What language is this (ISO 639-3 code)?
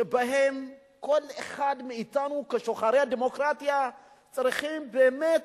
heb